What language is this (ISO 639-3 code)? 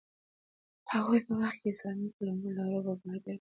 pus